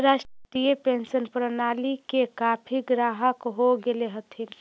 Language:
Magahi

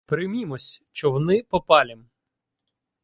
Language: Ukrainian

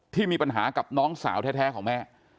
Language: Thai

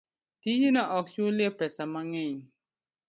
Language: Luo (Kenya and Tanzania)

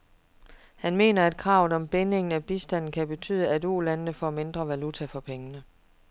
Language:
Danish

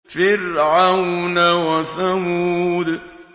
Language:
Arabic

